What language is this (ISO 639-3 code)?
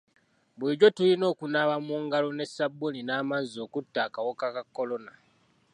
lug